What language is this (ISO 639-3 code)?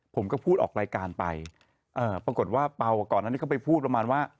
tha